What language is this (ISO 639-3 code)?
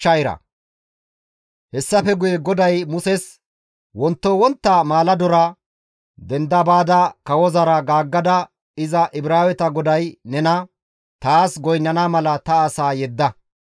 gmv